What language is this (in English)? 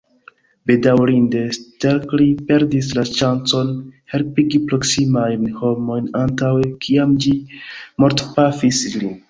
Esperanto